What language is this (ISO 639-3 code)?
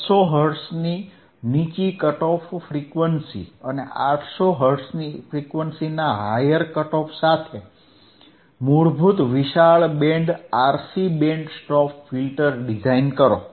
guj